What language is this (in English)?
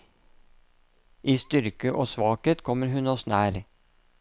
Norwegian